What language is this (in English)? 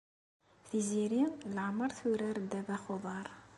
Kabyle